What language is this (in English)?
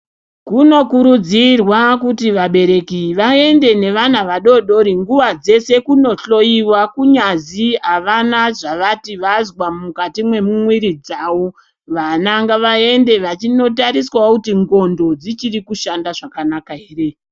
Ndau